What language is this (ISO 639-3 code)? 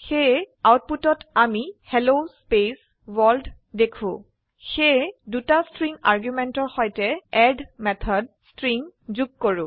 asm